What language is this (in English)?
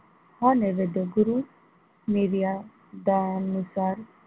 Marathi